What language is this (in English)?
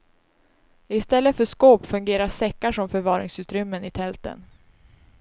Swedish